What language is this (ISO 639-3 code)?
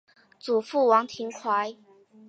zho